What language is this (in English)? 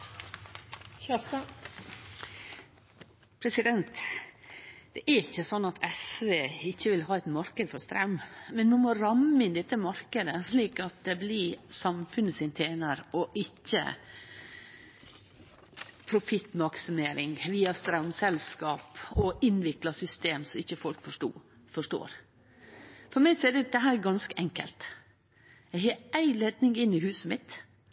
Norwegian Nynorsk